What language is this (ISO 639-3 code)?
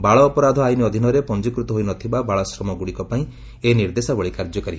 ori